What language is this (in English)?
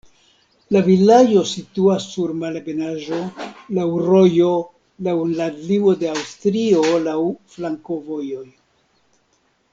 Esperanto